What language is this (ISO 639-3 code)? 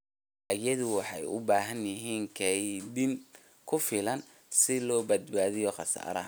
som